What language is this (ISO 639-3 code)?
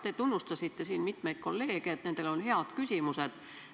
est